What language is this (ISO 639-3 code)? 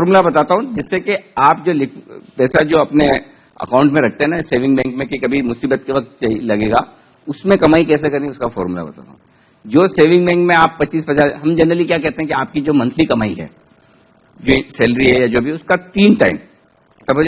hin